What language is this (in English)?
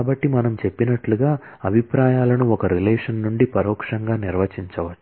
Telugu